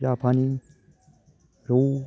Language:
Bodo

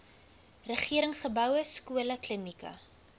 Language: Afrikaans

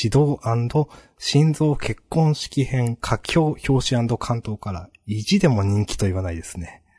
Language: Japanese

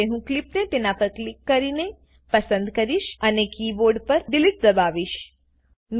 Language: Gujarati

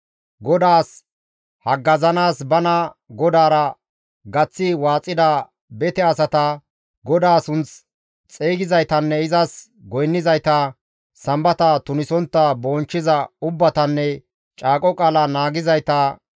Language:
Gamo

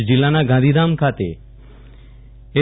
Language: Gujarati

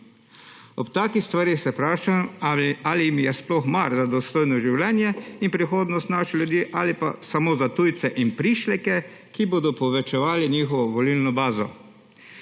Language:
Slovenian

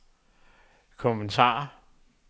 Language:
Danish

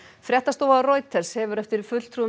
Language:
Icelandic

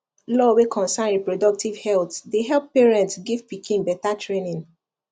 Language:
Nigerian Pidgin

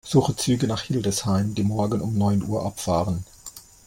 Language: German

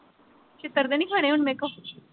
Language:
Punjabi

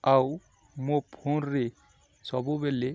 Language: Odia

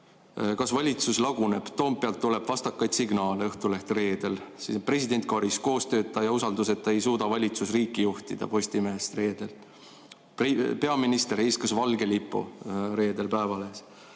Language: Estonian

